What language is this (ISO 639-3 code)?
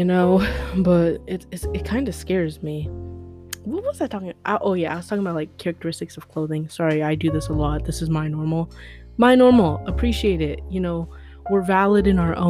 eng